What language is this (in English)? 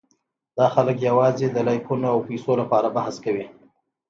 Pashto